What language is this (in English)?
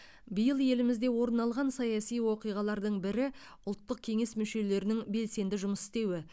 Kazakh